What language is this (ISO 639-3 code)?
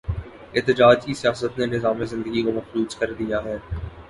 urd